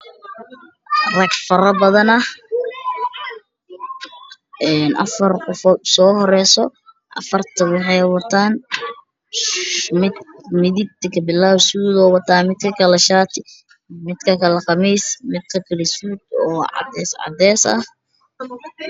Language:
Somali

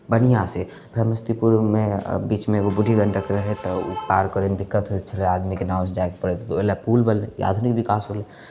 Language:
Maithili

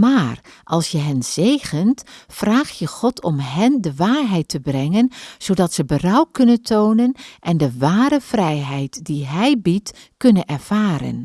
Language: Dutch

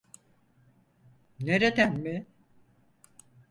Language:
Turkish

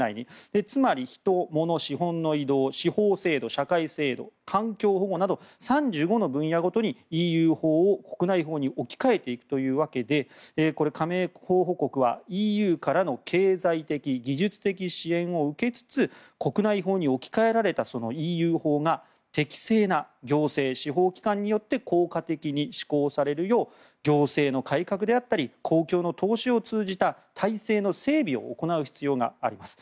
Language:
Japanese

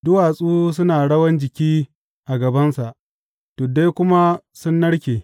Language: Hausa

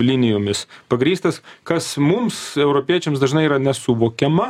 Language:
Lithuanian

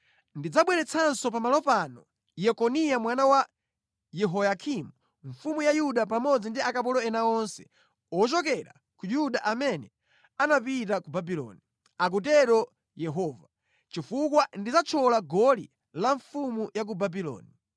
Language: Nyanja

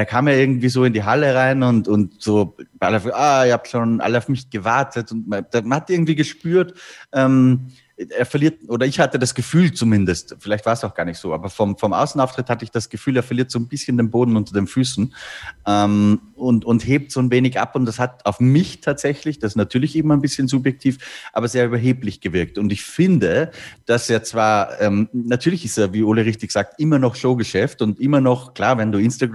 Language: German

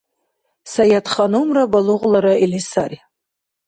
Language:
Dargwa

